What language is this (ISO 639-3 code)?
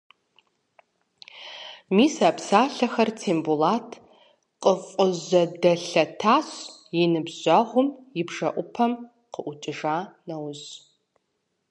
kbd